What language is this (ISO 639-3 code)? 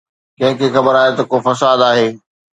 snd